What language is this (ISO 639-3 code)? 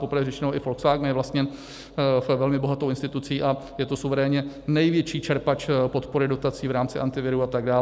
ces